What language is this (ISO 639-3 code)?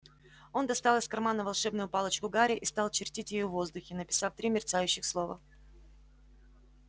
rus